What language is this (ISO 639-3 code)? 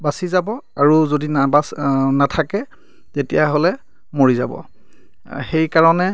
asm